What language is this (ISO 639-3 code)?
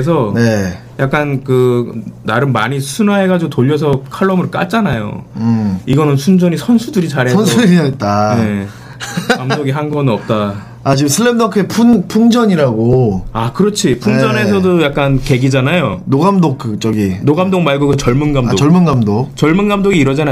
kor